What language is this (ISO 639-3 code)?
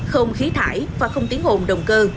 vie